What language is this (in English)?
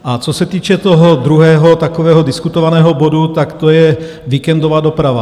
Czech